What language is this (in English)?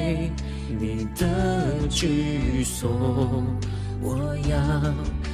Chinese